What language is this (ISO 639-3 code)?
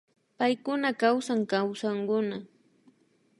qvi